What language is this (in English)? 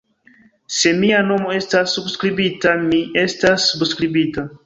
Esperanto